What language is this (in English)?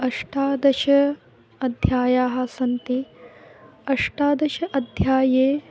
Sanskrit